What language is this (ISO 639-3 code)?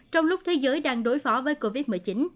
vie